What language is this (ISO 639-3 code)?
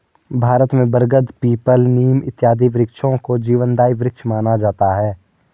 hin